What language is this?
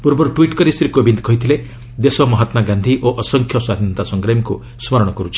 Odia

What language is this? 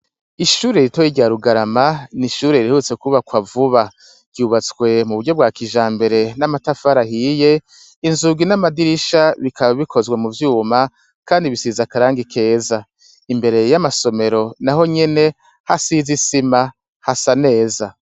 Rundi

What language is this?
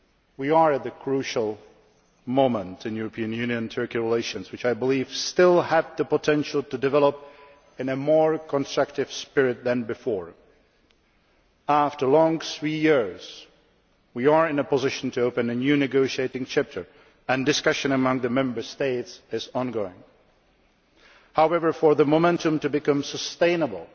English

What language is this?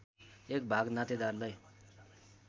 Nepali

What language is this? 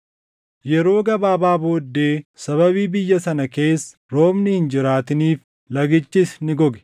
Oromo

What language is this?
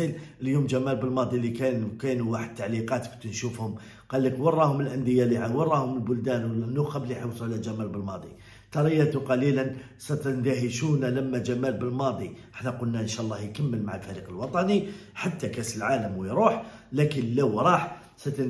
Arabic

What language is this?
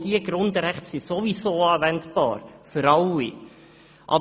Swiss German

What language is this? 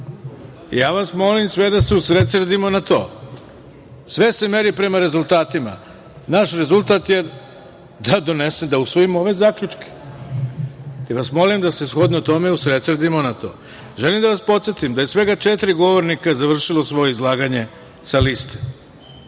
Serbian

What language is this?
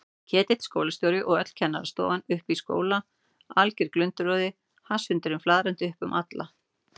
Icelandic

